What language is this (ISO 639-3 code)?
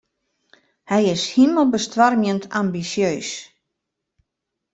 fry